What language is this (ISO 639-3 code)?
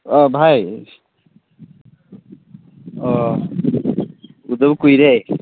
mni